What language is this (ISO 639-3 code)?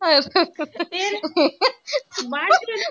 pan